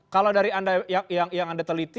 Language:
Indonesian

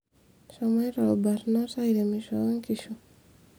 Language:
Masai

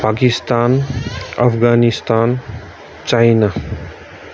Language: Nepali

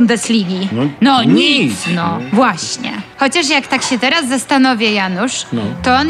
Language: Polish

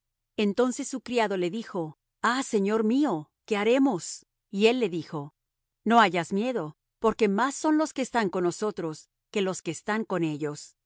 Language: Spanish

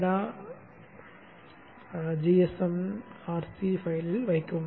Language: Tamil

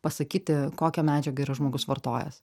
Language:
Lithuanian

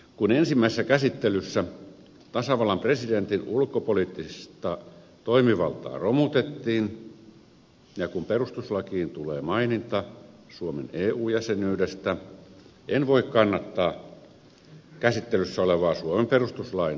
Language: Finnish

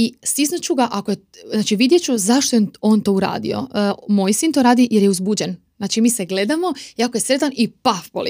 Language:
Croatian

